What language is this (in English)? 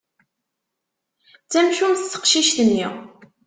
Kabyle